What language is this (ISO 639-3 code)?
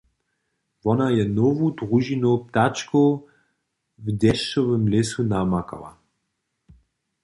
hsb